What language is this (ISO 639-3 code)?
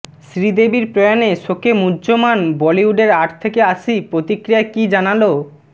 ben